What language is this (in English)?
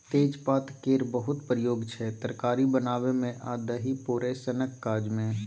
Maithili